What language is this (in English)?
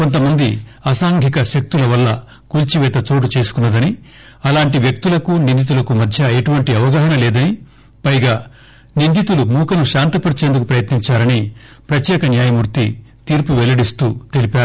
Telugu